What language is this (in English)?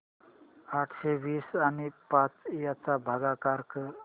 Marathi